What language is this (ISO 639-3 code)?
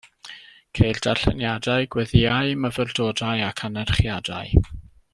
cym